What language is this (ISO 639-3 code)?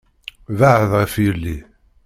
kab